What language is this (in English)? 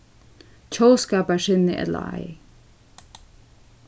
Faroese